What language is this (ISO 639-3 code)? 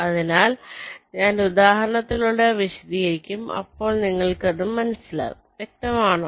mal